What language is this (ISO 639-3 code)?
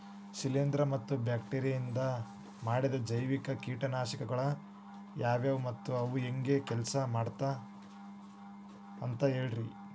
kan